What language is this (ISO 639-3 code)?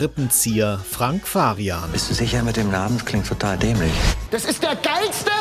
deu